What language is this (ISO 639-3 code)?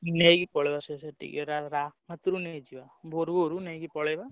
ori